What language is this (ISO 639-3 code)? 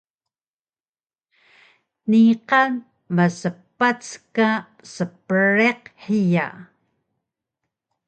trv